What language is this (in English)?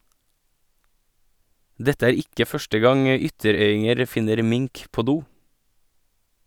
Norwegian